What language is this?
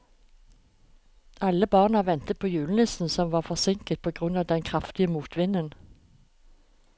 Norwegian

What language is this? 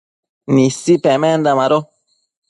Matsés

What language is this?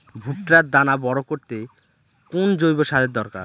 Bangla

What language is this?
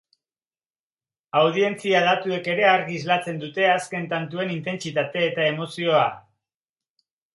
Basque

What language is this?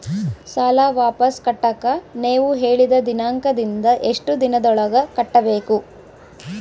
Kannada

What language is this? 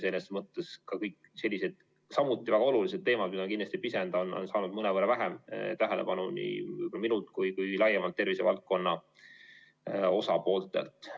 Estonian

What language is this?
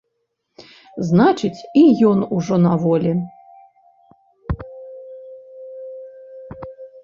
Belarusian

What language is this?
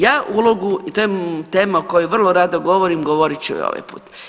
Croatian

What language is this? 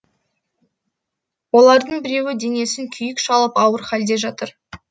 Kazakh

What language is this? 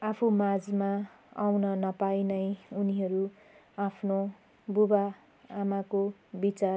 Nepali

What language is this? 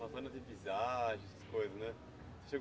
Portuguese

